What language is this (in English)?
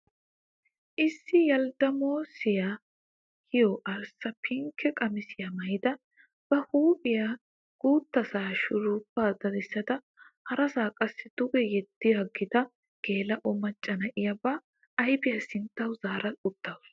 Wolaytta